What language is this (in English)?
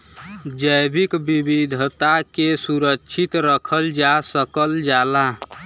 Bhojpuri